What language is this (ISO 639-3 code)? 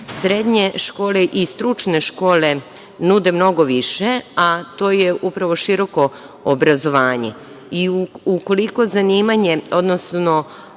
srp